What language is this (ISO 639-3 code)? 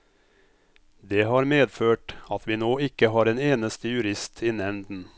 nor